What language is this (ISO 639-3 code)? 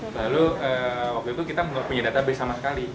ind